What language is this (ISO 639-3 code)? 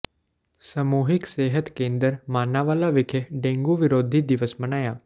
pan